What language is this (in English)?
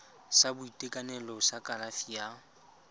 Tswana